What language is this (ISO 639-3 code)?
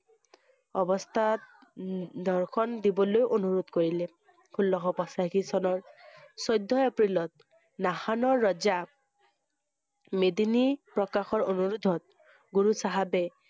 asm